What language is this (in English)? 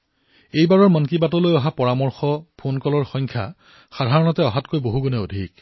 Assamese